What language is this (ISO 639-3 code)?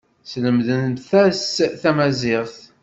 kab